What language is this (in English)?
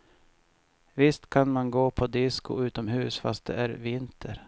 Swedish